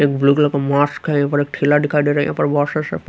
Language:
Hindi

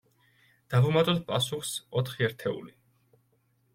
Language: Georgian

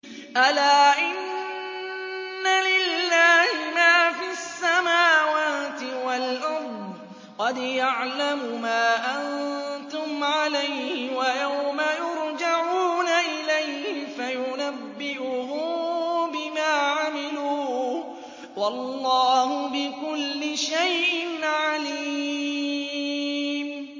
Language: Arabic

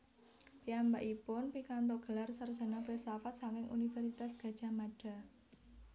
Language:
Javanese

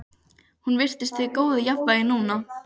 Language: Icelandic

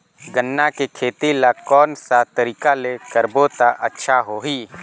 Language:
Chhattisgarhi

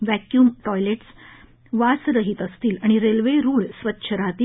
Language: Marathi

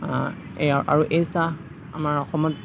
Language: Assamese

